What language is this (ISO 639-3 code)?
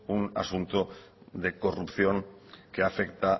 spa